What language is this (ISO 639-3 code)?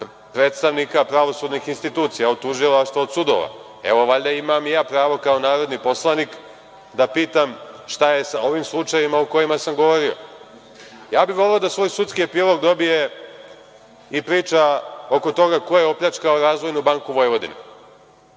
srp